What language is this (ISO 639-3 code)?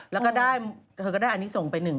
tha